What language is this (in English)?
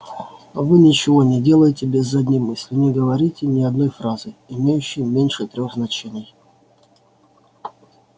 Russian